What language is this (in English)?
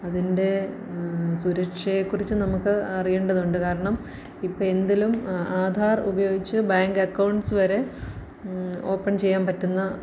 Malayalam